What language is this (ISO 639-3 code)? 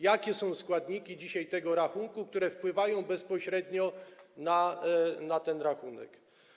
pol